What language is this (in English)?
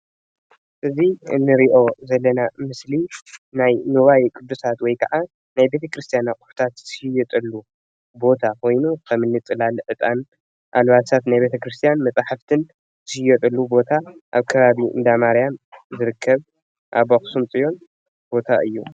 Tigrinya